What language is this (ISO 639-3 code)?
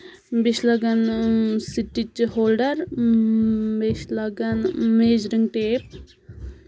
kas